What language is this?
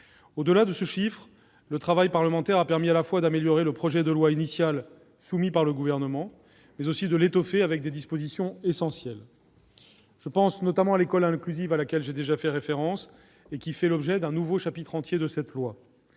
French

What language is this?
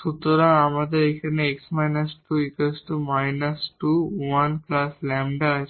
Bangla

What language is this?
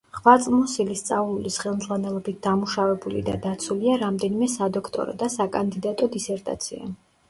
Georgian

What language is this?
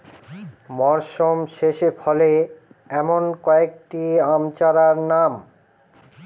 Bangla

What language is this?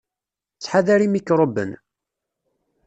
Kabyle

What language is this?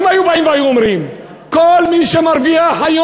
Hebrew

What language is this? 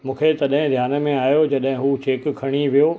Sindhi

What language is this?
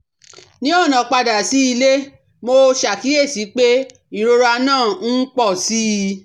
Yoruba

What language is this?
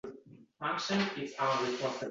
Uzbek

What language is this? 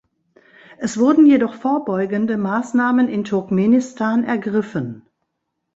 German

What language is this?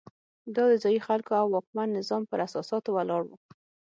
Pashto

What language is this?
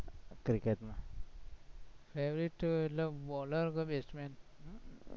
Gujarati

